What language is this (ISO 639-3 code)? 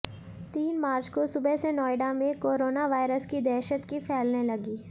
hin